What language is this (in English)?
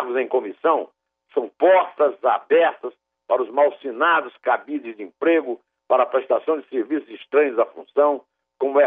Portuguese